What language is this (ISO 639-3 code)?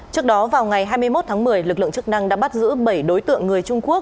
vie